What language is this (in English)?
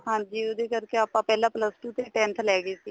Punjabi